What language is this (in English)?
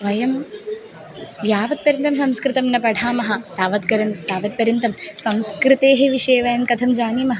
Sanskrit